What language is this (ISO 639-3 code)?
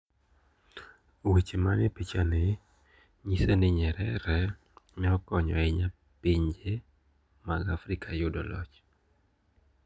luo